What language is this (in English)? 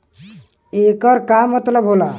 Bhojpuri